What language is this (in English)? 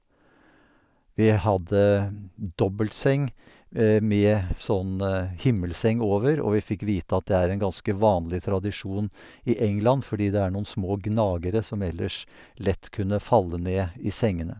Norwegian